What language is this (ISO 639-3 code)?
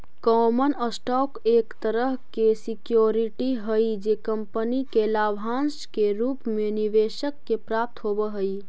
mag